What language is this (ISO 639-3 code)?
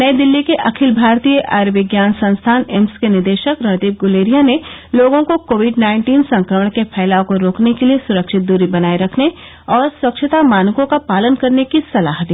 hin